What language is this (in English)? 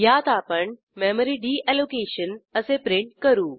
Marathi